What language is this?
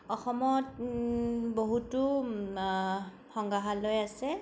Assamese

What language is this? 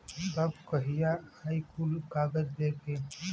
Bhojpuri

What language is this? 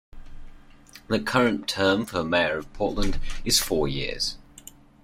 English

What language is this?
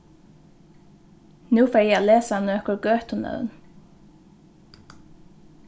Faroese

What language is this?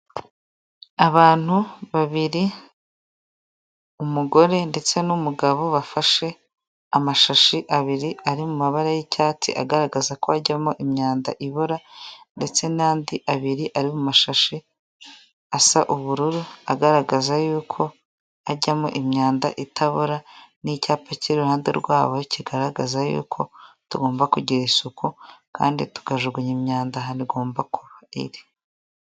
Kinyarwanda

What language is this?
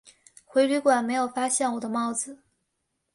Chinese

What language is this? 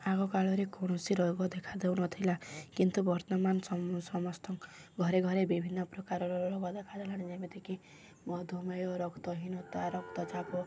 Odia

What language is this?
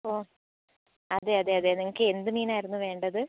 Malayalam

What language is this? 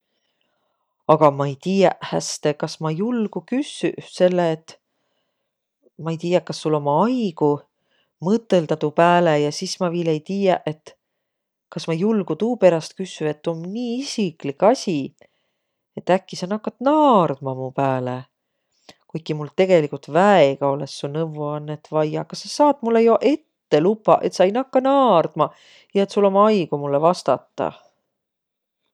Võro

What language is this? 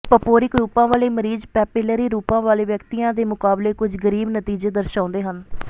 Punjabi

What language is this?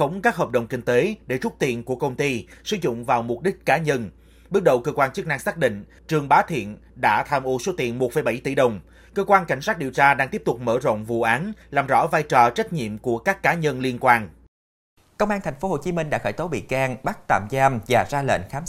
Vietnamese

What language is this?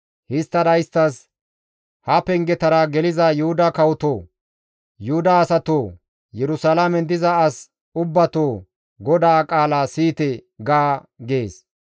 Gamo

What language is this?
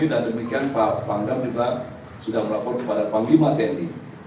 Indonesian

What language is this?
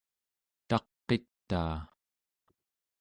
Central Yupik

